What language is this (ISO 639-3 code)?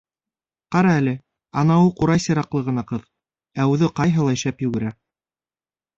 bak